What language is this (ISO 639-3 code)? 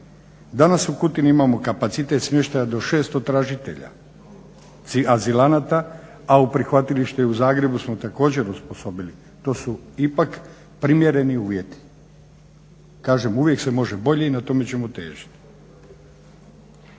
hrv